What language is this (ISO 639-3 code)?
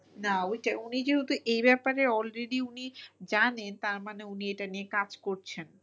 ben